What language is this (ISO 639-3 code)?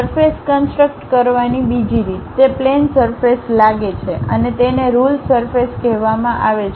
guj